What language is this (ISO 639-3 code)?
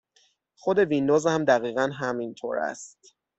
fas